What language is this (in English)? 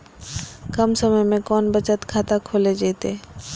Magahi